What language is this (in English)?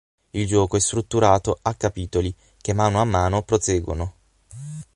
Italian